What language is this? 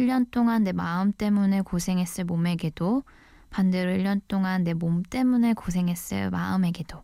Korean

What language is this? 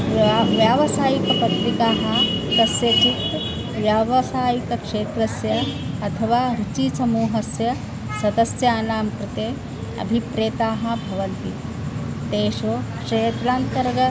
Sanskrit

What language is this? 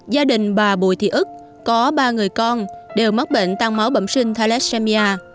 Vietnamese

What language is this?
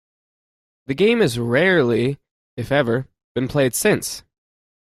English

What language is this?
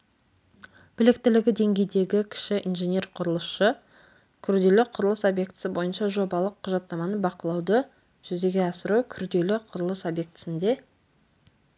Kazakh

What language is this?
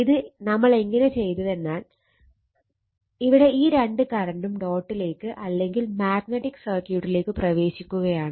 Malayalam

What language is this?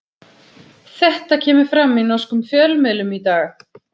Icelandic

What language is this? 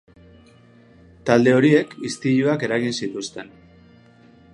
Basque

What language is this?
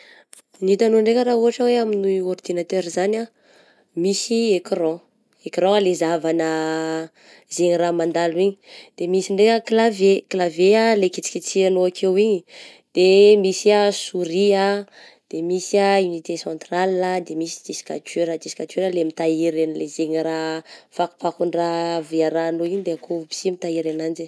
Southern Betsimisaraka Malagasy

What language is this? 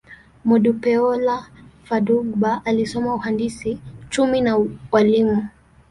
Swahili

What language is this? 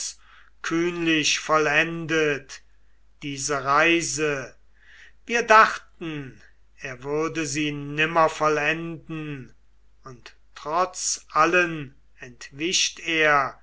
German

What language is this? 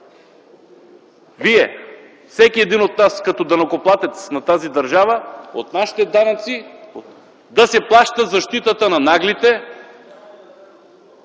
Bulgarian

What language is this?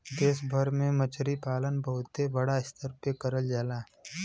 Bhojpuri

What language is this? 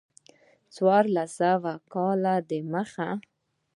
Pashto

